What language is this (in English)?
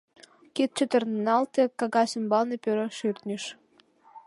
Mari